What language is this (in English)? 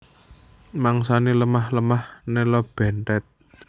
Javanese